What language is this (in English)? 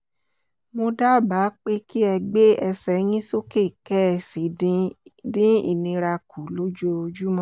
Yoruba